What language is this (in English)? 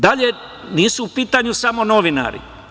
Serbian